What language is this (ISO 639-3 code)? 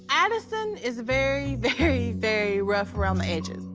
eng